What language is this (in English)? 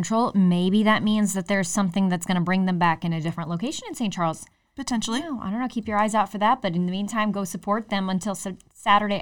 English